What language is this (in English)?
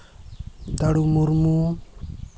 Santali